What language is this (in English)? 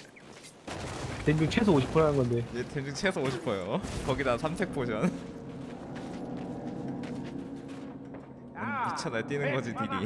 Korean